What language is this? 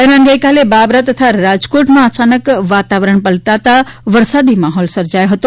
Gujarati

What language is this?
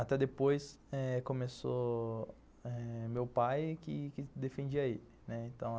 Portuguese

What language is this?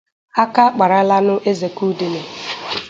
Igbo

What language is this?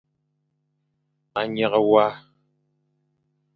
Fang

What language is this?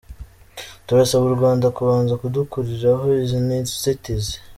Kinyarwanda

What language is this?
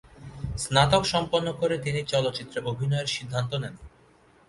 Bangla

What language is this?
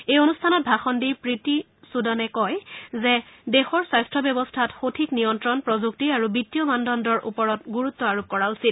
Assamese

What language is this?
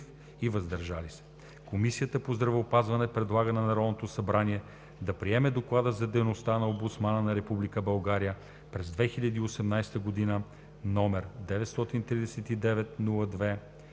Bulgarian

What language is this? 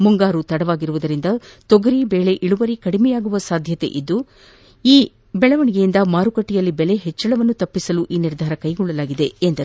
Kannada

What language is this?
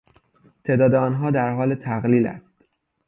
Persian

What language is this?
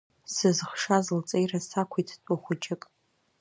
Abkhazian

